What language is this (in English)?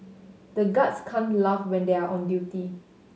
English